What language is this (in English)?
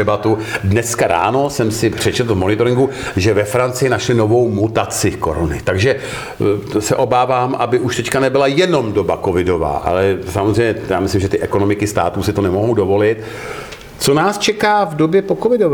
Czech